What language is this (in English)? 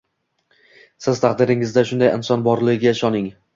Uzbek